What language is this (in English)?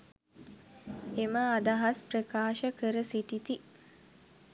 Sinhala